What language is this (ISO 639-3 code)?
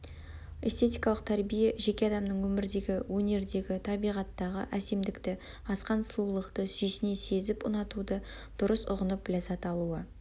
kaz